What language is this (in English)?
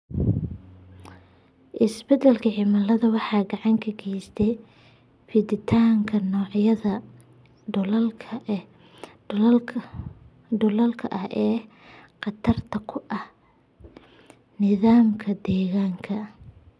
Somali